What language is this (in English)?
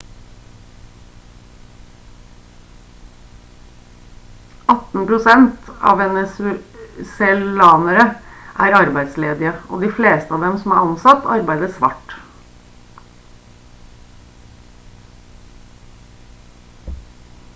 Norwegian Bokmål